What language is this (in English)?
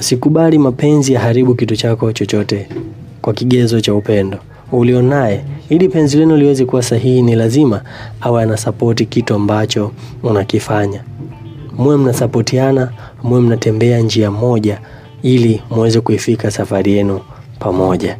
Swahili